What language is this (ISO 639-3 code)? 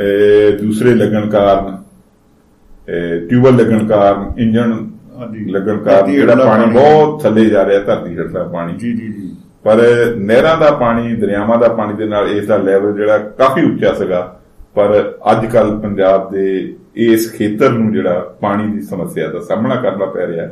pan